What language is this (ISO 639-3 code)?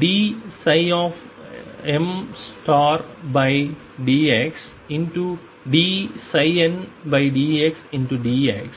tam